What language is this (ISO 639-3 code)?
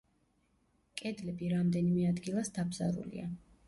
kat